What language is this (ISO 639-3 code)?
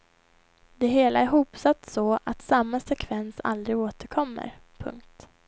swe